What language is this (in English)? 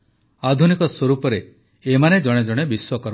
Odia